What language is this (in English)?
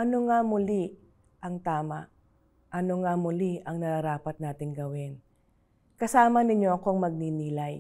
Filipino